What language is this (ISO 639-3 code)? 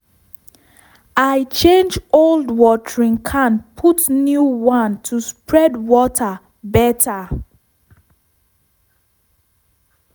pcm